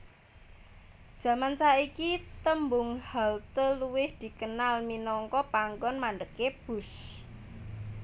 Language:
Javanese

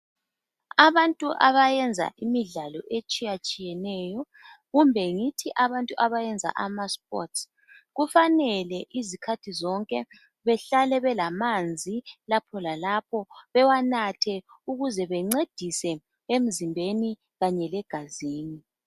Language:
North Ndebele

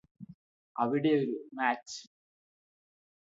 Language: Malayalam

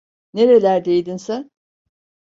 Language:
Turkish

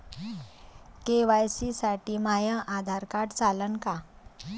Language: Marathi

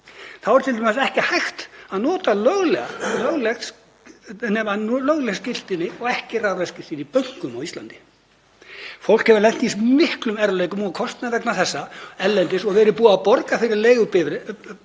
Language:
Icelandic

